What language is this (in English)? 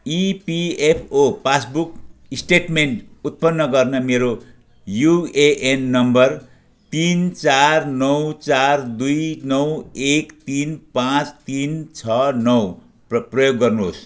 Nepali